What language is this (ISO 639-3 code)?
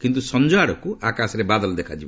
ori